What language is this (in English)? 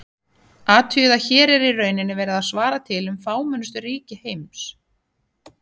Icelandic